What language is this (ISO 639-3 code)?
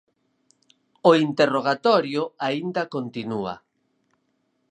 glg